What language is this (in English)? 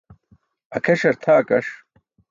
Burushaski